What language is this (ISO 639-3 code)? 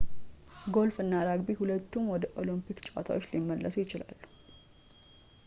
amh